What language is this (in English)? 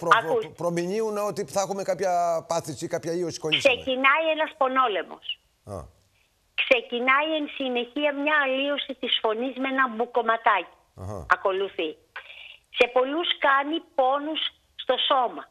Greek